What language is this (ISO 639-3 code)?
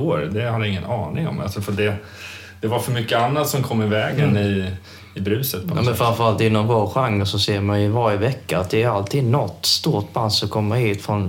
swe